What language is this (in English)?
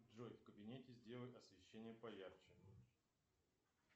Russian